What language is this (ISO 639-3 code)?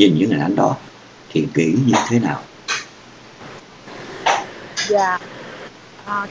vie